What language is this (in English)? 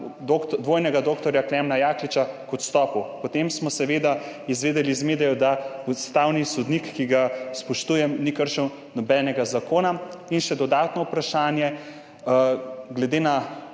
Slovenian